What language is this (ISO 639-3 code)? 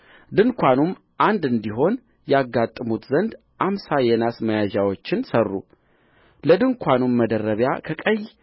amh